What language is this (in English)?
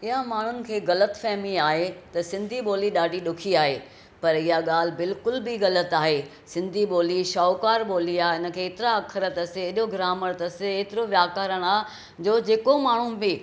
Sindhi